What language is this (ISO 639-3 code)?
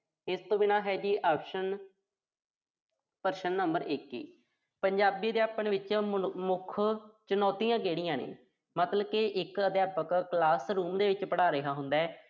pan